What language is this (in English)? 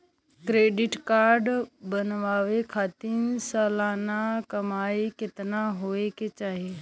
Bhojpuri